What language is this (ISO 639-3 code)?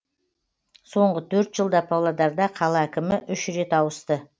kaz